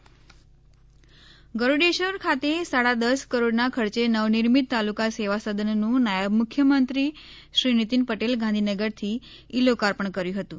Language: Gujarati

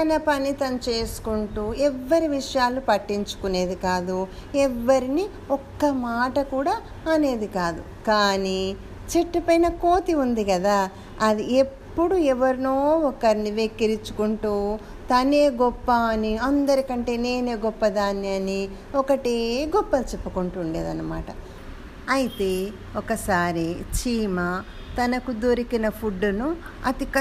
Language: Telugu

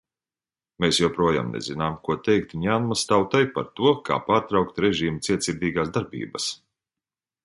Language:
Latvian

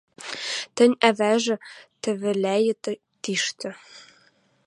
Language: Western Mari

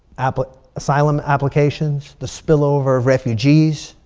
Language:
English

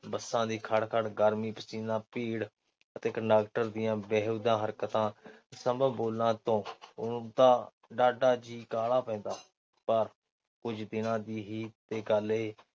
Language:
Punjabi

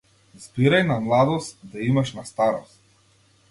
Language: Macedonian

